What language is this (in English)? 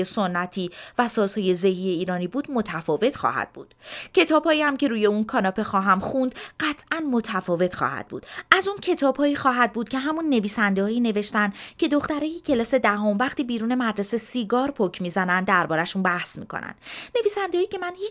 Persian